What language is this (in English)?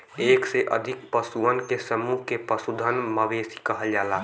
Bhojpuri